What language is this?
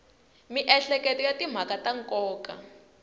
Tsonga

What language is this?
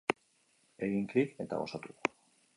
Basque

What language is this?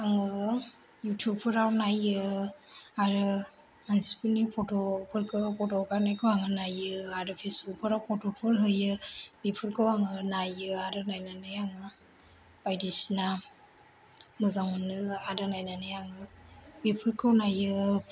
Bodo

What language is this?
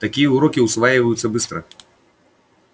Russian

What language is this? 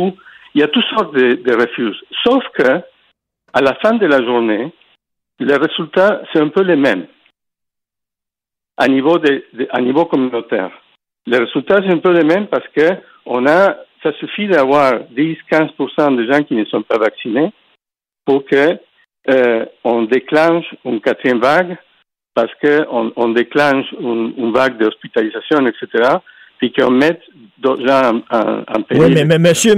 French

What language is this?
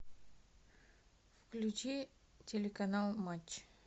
Russian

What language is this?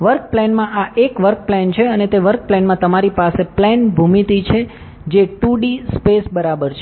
Gujarati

